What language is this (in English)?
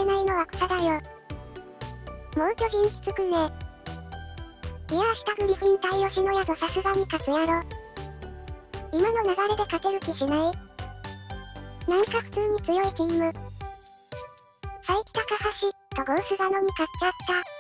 Japanese